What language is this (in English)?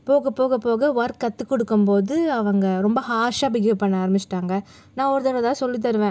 Tamil